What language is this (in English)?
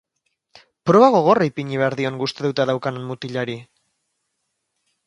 Basque